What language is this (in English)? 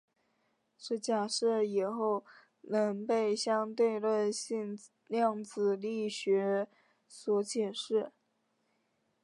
Chinese